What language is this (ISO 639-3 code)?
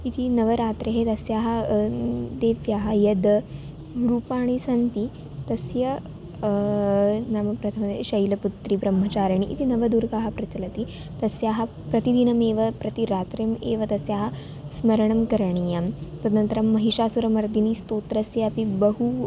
san